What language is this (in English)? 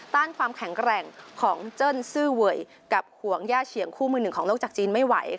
Thai